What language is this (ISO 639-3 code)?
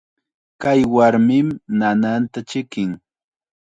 qxa